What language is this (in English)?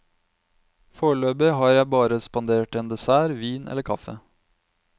Norwegian